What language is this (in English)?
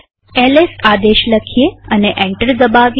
Gujarati